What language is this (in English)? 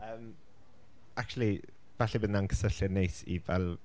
Welsh